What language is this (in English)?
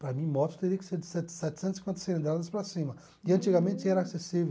Portuguese